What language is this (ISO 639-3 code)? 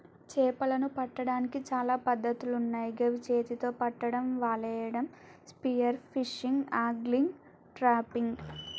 tel